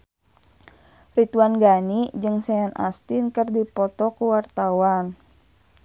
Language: Sundanese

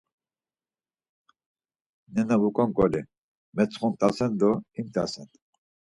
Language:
Laz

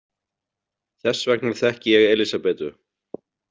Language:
Icelandic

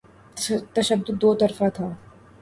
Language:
Urdu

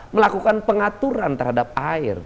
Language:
Indonesian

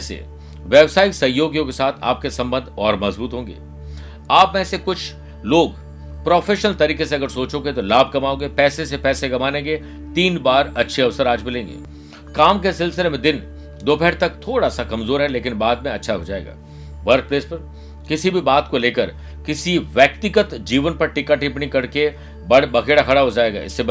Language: Hindi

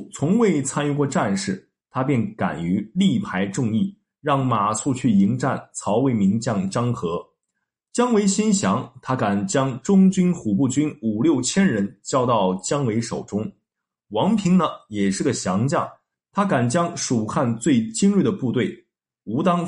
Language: Chinese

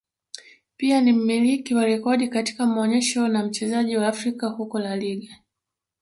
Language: Swahili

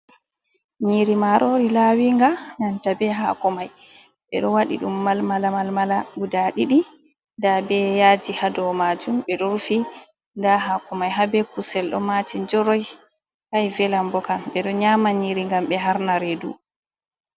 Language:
Fula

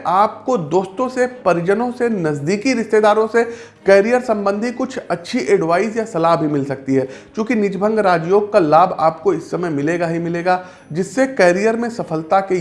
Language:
Hindi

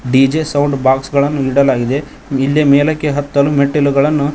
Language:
Kannada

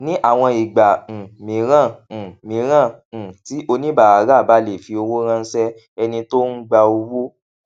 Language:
Yoruba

